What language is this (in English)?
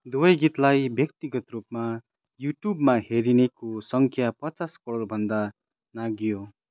Nepali